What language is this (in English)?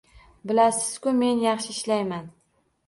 Uzbek